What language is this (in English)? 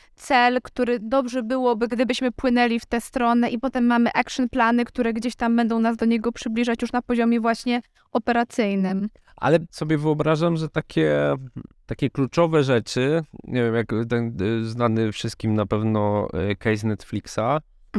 Polish